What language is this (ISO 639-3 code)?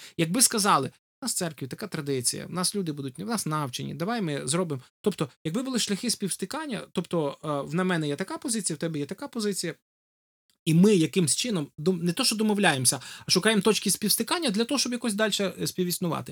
ukr